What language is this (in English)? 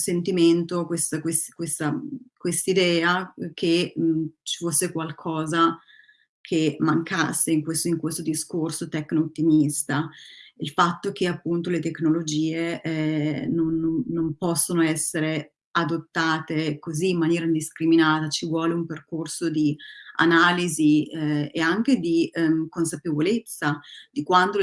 Italian